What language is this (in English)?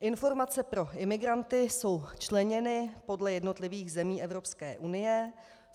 Czech